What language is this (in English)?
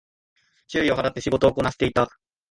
Japanese